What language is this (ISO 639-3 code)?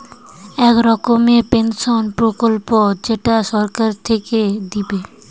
ben